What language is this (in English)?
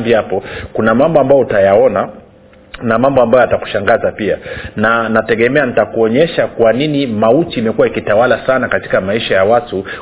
Swahili